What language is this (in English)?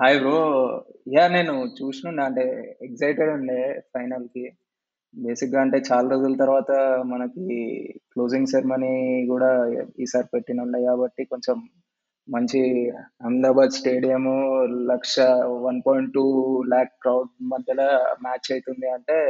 Telugu